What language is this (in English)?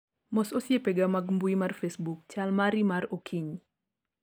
Luo (Kenya and Tanzania)